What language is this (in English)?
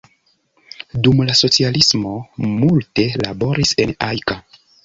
Esperanto